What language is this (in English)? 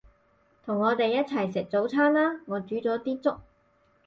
Cantonese